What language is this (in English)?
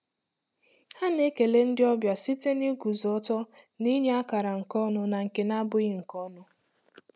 Igbo